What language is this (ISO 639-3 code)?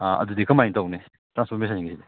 mni